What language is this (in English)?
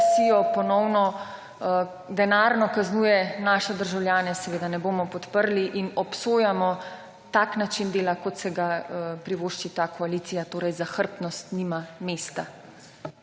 Slovenian